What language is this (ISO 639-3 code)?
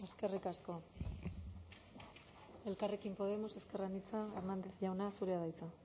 eus